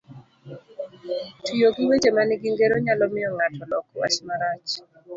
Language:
Luo (Kenya and Tanzania)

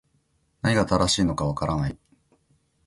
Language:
Japanese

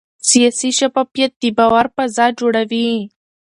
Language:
Pashto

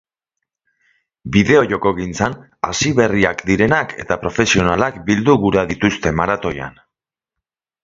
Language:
Basque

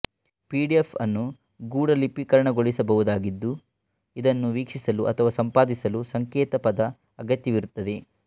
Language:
Kannada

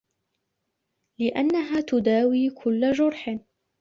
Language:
Arabic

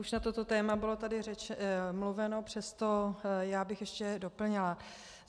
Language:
Czech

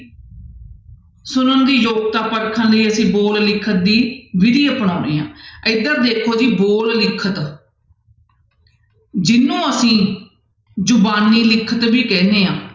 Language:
Punjabi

